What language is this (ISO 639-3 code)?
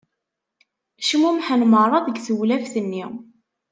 kab